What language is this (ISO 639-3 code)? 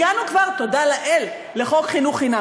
heb